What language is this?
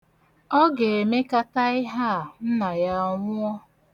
Igbo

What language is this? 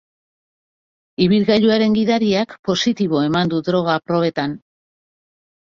Basque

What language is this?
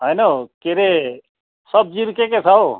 Nepali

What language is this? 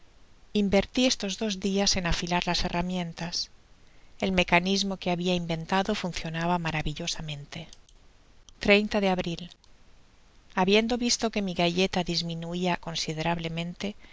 Spanish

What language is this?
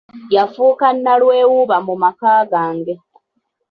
Ganda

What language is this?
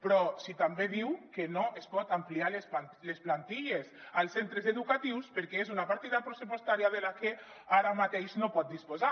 Catalan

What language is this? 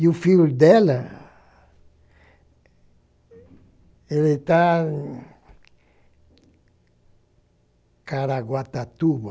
Portuguese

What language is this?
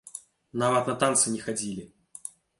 Belarusian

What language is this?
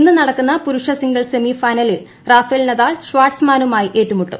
Malayalam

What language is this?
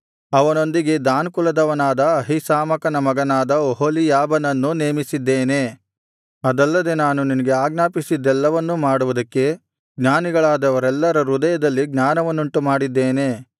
Kannada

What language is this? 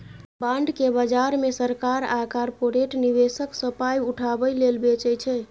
Maithili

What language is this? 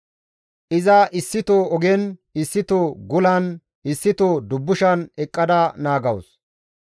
Gamo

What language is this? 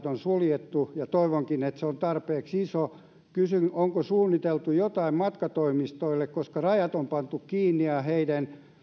Finnish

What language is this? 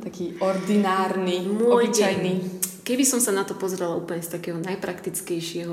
Slovak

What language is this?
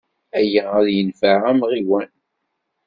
Kabyle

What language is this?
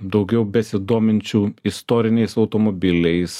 Lithuanian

